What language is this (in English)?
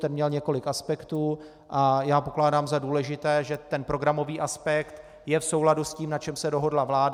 Czech